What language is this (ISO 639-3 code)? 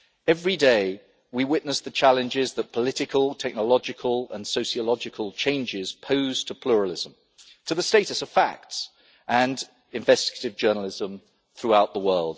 eng